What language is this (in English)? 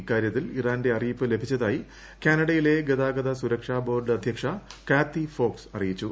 Malayalam